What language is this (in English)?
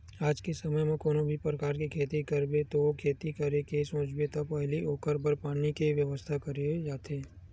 Chhattisgarhi